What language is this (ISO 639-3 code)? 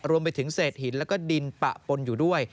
tha